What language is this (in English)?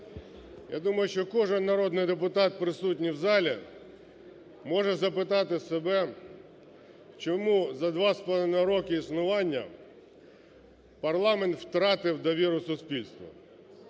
Ukrainian